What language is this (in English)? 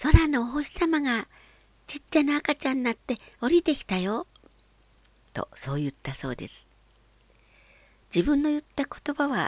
Japanese